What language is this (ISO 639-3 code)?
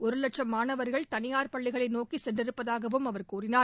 tam